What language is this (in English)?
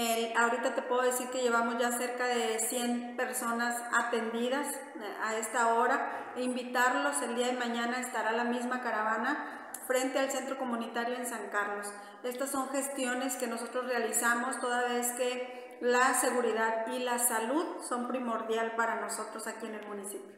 Spanish